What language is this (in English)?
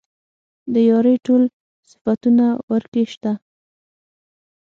Pashto